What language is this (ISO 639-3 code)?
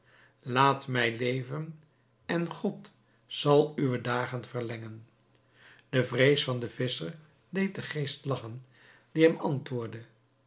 nld